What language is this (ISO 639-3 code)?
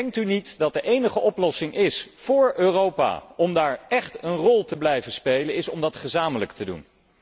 nld